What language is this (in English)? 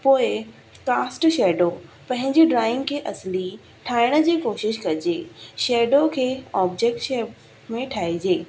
Sindhi